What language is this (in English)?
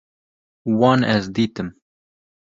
Kurdish